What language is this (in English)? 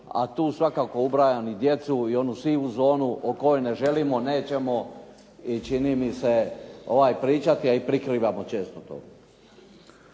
Croatian